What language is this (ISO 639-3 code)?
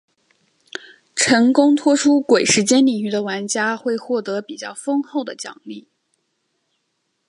zho